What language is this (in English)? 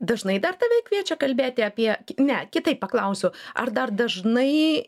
Lithuanian